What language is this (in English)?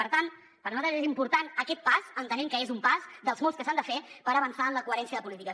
Catalan